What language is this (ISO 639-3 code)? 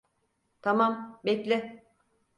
tur